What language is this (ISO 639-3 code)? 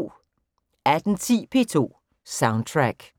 dan